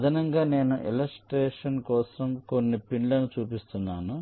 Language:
Telugu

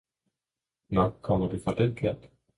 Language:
Danish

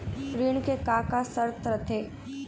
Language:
Chhattisgarhi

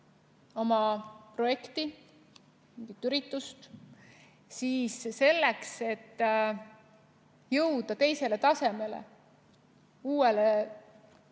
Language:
Estonian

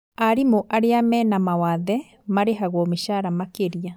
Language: Kikuyu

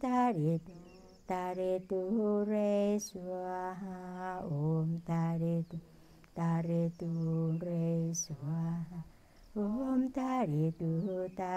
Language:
Thai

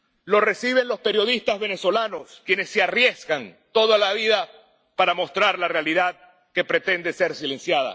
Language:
Spanish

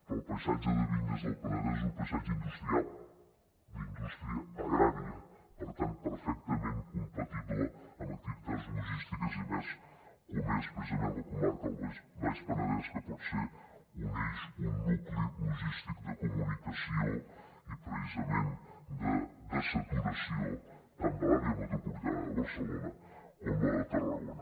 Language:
Catalan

